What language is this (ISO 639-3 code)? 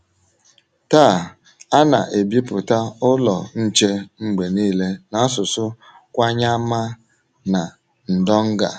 ibo